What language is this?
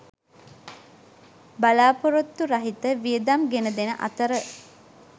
Sinhala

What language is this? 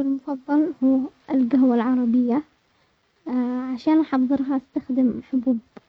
Omani Arabic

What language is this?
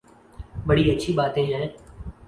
Urdu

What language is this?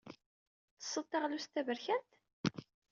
Kabyle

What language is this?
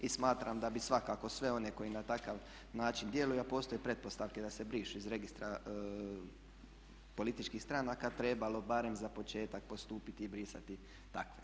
Croatian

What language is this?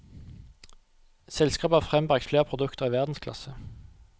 Norwegian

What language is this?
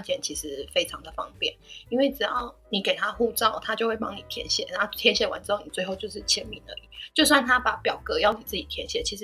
Chinese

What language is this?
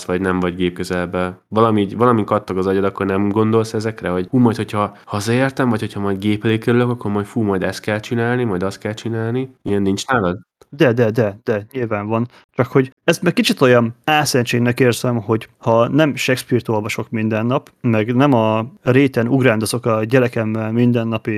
Hungarian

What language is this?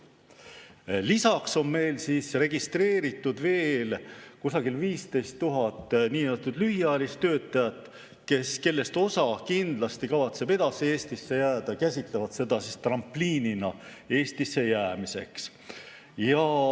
Estonian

